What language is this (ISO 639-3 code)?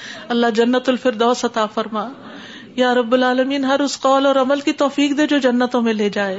urd